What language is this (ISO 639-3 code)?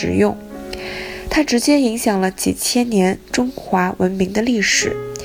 zho